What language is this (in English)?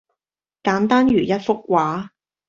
Cantonese